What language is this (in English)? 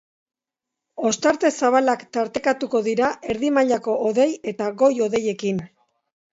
Basque